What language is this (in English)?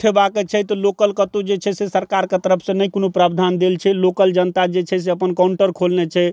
Maithili